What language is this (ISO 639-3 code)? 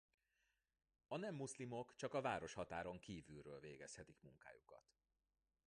hun